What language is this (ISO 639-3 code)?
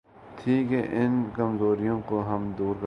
urd